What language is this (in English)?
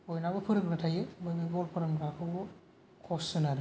Bodo